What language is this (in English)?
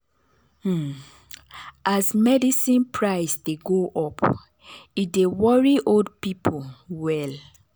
Nigerian Pidgin